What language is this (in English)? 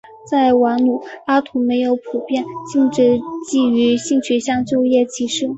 Chinese